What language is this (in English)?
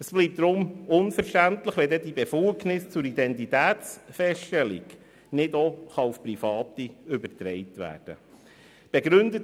Swiss German